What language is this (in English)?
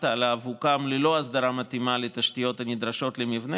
Hebrew